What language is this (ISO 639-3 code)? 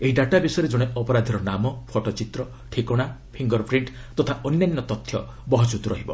ori